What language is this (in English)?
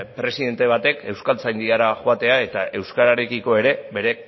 Basque